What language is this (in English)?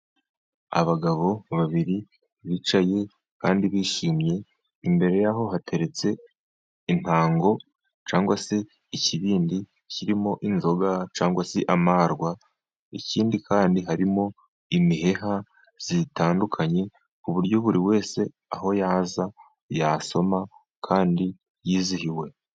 Kinyarwanda